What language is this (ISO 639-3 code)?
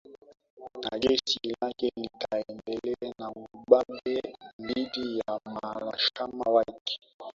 swa